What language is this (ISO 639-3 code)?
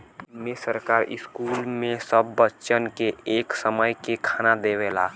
bho